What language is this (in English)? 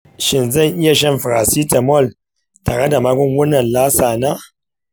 Hausa